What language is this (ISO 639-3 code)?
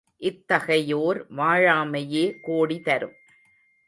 tam